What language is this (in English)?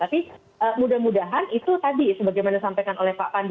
Indonesian